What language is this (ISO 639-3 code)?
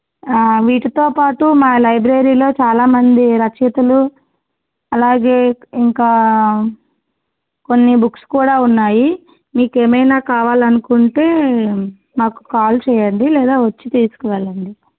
tel